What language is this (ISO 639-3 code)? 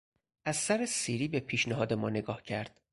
fas